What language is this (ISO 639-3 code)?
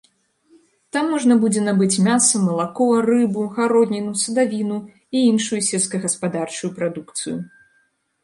bel